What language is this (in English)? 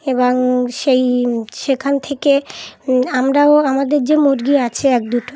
Bangla